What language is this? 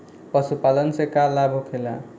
Bhojpuri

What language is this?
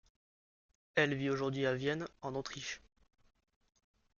French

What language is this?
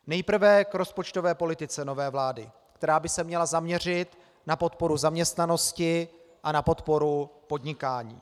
Czech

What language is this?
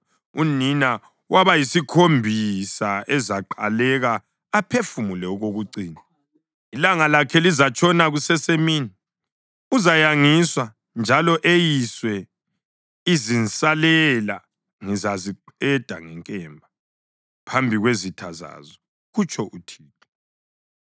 North Ndebele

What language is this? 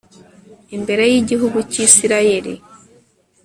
Kinyarwanda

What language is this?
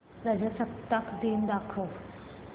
Marathi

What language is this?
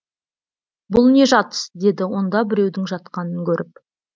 Kazakh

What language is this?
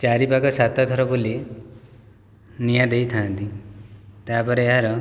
Odia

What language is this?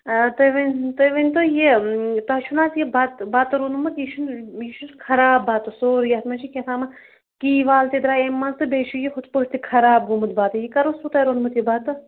Kashmiri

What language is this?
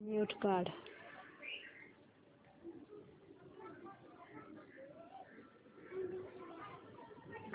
Marathi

